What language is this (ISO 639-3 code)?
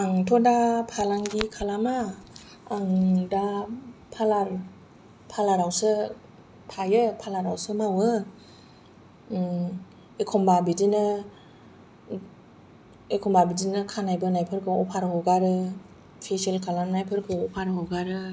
brx